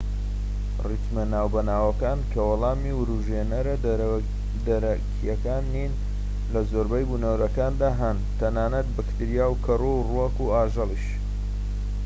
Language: Central Kurdish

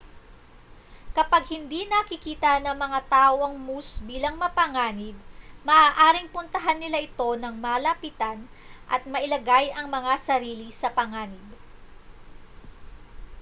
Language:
Filipino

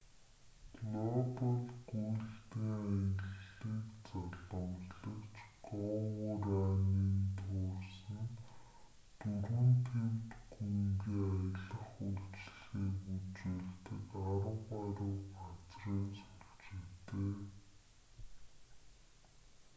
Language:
Mongolian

